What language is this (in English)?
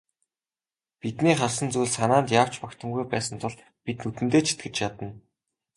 Mongolian